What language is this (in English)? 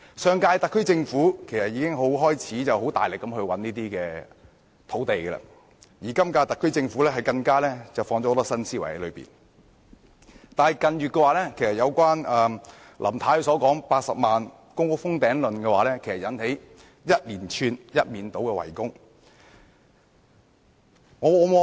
Cantonese